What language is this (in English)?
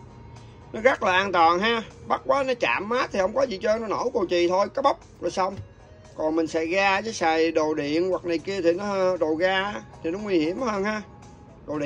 Vietnamese